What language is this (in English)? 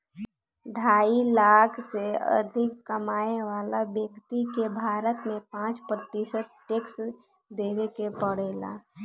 Bhojpuri